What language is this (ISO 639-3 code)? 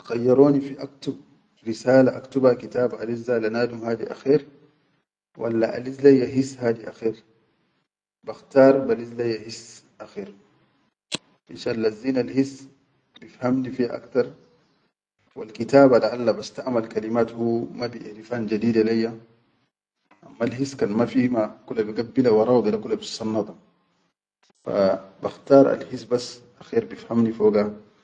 shu